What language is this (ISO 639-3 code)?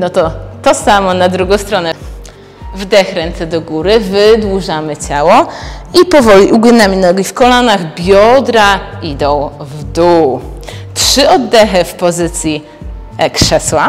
pol